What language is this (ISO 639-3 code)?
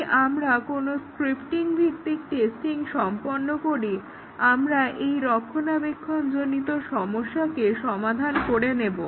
ben